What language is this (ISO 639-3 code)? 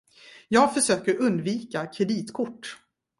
swe